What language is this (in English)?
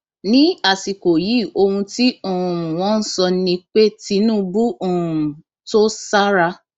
Yoruba